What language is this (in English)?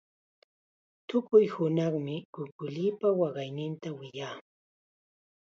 Chiquián Ancash Quechua